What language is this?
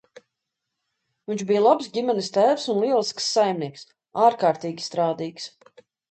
Latvian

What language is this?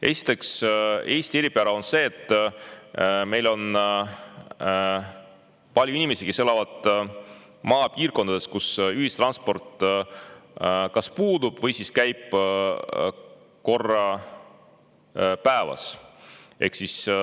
Estonian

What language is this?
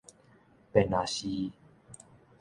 Min Nan Chinese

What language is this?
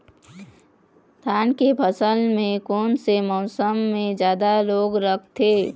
Chhattisgarhi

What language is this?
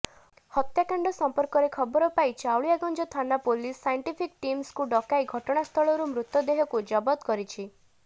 Odia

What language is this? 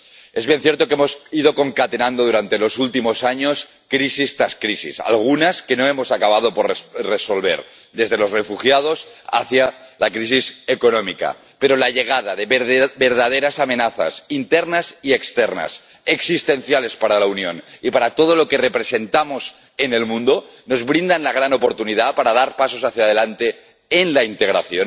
Spanish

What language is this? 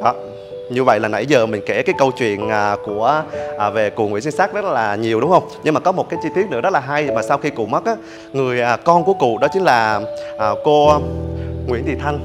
Vietnamese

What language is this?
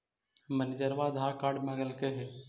Magahi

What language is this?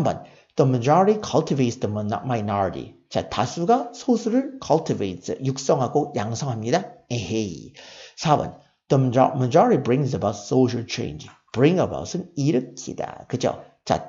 Korean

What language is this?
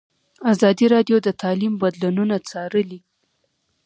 Pashto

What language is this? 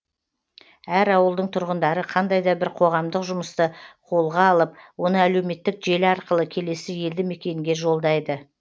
Kazakh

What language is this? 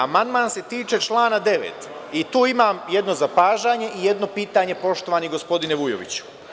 Serbian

